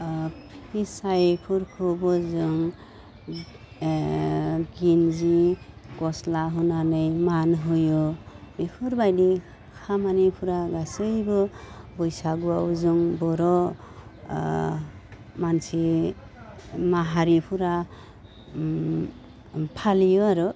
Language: Bodo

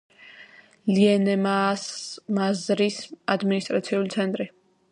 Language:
Georgian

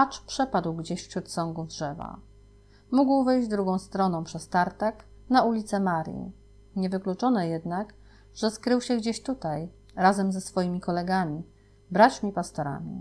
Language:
Polish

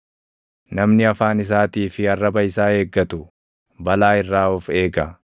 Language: Oromo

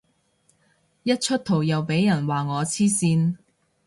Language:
Cantonese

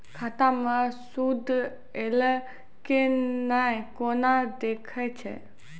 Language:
Maithili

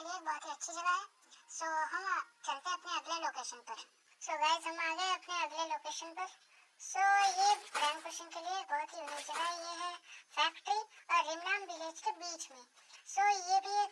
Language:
Indonesian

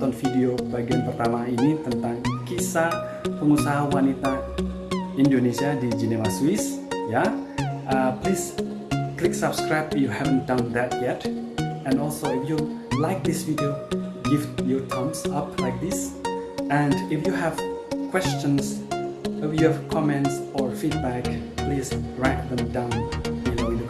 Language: Indonesian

